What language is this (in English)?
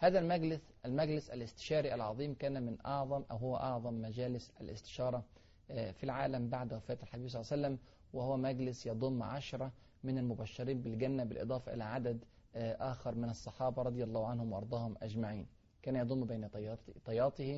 Arabic